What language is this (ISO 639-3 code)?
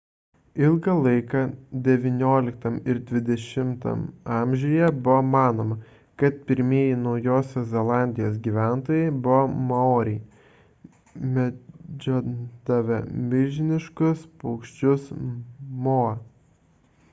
lit